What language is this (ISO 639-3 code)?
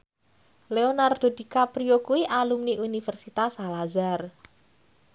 jav